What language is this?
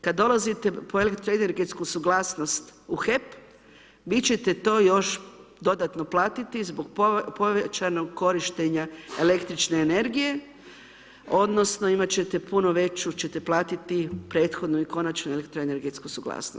Croatian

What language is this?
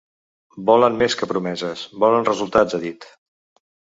Catalan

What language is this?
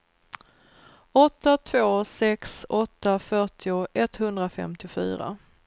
Swedish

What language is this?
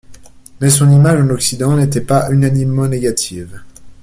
French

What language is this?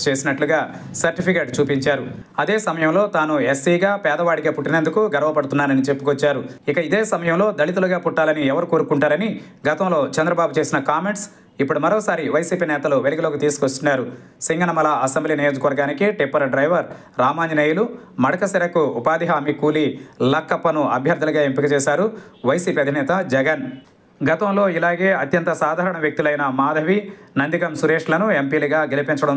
Telugu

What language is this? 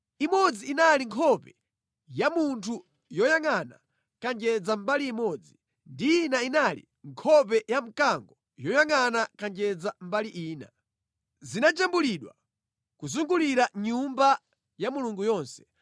Nyanja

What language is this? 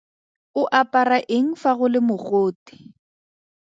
Tswana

